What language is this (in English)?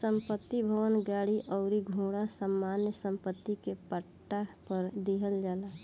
Bhojpuri